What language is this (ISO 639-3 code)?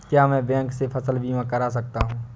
hin